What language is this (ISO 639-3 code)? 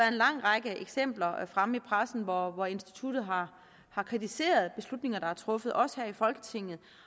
dan